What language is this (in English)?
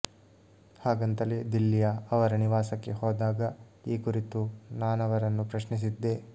Kannada